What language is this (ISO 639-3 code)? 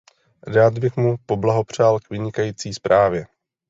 ces